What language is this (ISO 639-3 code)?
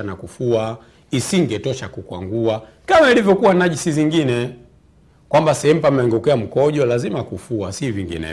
swa